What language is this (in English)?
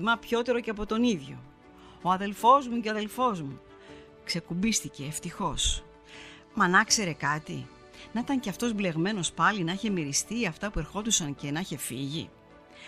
Greek